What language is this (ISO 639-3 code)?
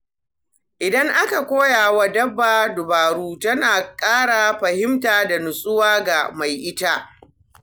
hau